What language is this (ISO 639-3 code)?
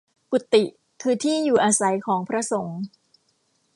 tha